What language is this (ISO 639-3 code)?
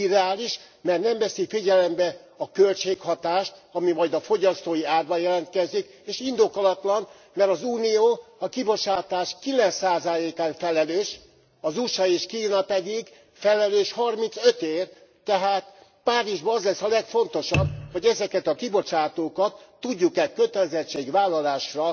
hun